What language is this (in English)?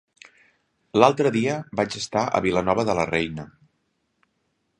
Catalan